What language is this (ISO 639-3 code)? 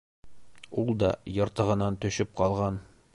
bak